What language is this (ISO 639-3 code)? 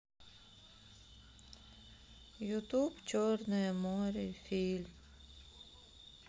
rus